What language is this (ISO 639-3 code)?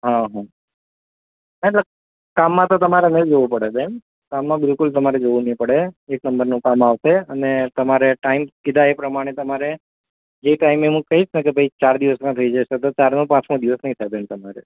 guj